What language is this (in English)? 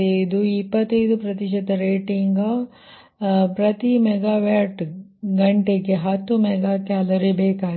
Kannada